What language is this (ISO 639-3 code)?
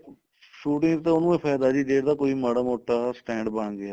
pan